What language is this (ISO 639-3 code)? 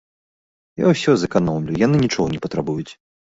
bel